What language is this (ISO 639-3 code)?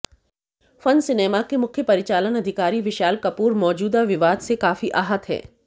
hin